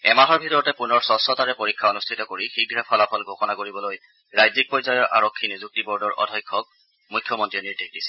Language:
Assamese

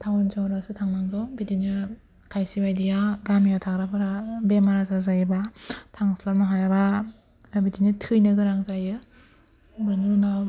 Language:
Bodo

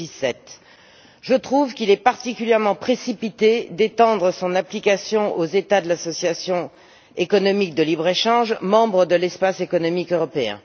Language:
French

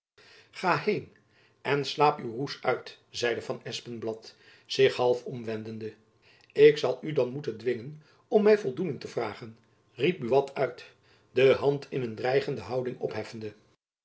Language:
Dutch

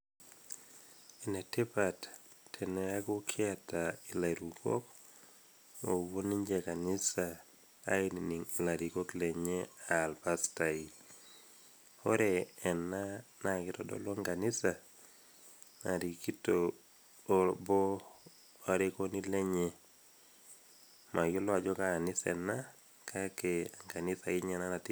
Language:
Masai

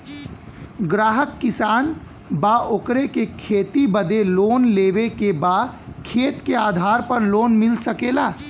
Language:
Bhojpuri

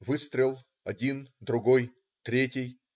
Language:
Russian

